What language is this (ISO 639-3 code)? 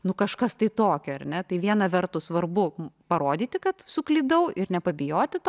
lit